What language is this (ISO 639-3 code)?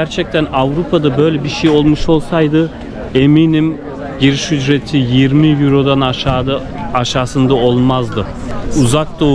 tur